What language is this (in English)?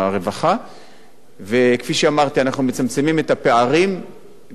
Hebrew